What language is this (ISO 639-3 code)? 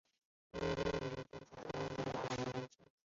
zho